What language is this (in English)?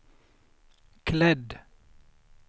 Swedish